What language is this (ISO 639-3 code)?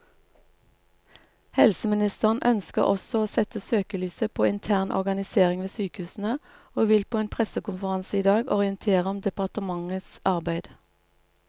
nor